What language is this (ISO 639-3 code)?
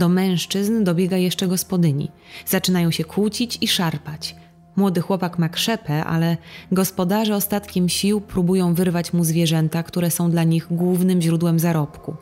pol